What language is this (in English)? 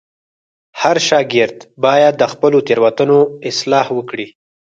Pashto